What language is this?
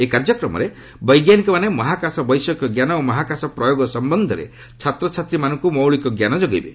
Odia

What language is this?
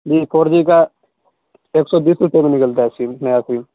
Urdu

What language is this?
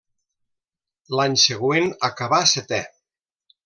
Catalan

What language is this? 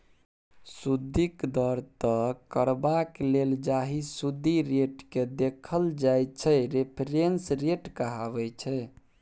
Maithili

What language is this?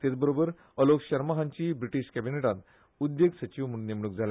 Konkani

